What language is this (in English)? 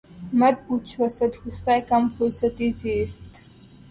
Urdu